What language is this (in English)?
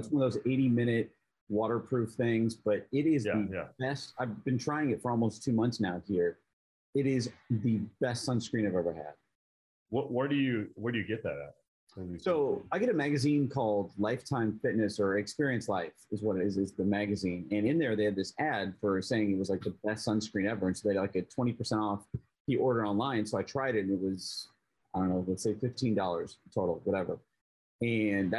English